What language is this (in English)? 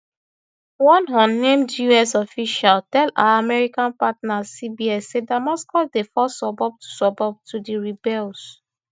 Nigerian Pidgin